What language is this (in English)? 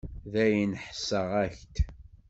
Kabyle